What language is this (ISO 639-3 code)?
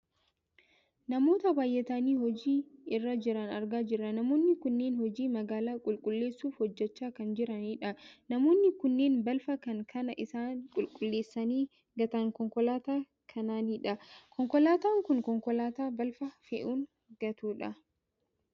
orm